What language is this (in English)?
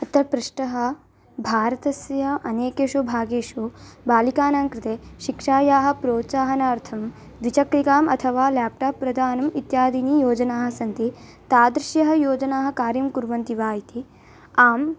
Sanskrit